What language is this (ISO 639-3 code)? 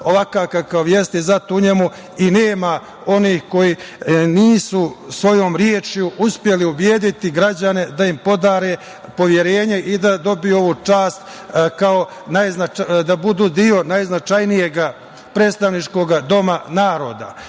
srp